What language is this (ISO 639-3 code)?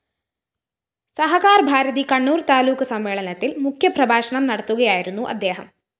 mal